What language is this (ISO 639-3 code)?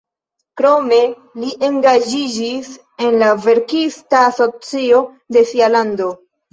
epo